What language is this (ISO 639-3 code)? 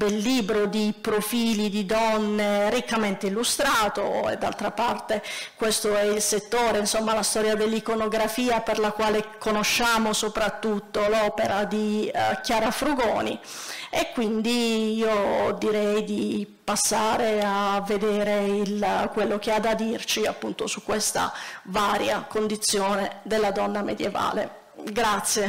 ita